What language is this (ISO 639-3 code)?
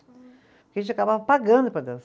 por